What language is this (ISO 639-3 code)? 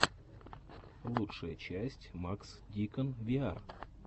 rus